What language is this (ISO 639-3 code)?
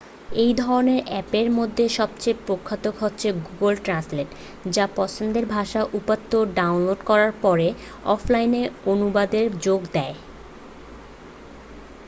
ben